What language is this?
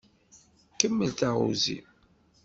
Kabyle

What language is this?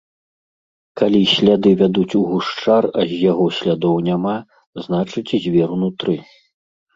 Belarusian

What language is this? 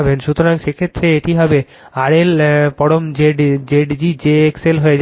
Bangla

